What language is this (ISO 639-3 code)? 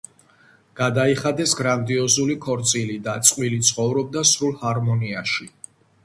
kat